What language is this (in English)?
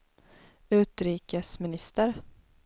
Swedish